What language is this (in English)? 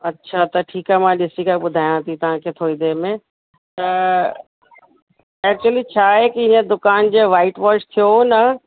Sindhi